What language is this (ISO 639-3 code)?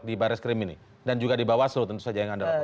ind